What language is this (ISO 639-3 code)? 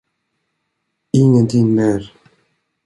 swe